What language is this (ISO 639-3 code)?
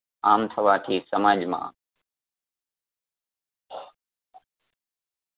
guj